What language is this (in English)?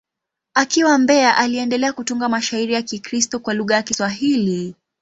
Swahili